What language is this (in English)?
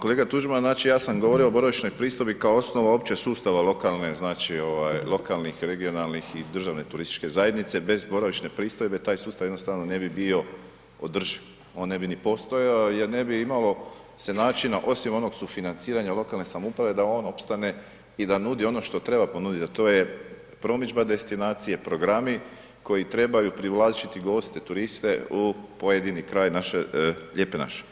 Croatian